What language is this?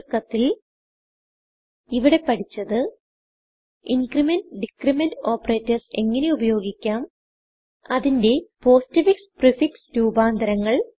Malayalam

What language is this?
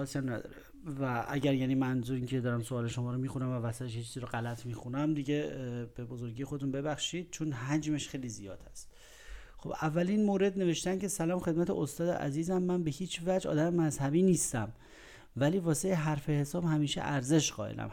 Persian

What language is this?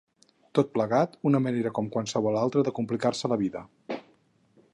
Catalan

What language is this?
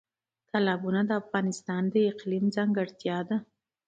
Pashto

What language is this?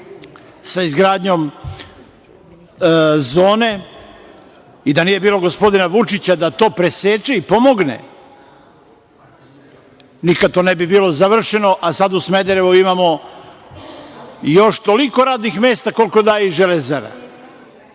Serbian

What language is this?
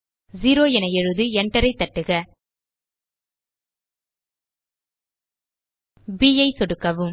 Tamil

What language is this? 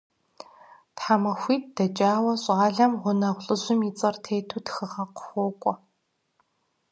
Kabardian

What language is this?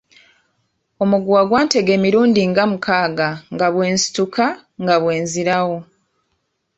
Ganda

